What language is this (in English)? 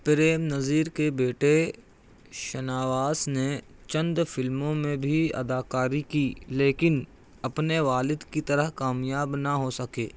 Urdu